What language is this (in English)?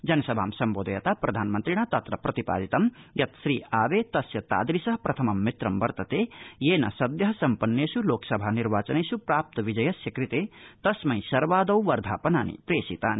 Sanskrit